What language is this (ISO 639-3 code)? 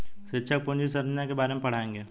hin